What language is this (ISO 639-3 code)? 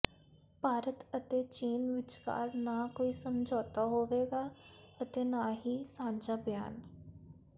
pan